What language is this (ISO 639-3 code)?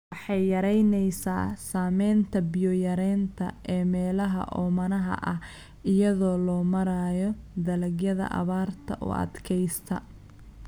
som